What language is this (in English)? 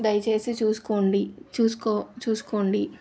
Telugu